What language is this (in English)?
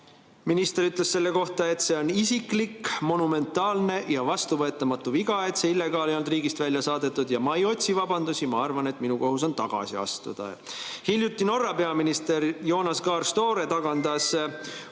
Estonian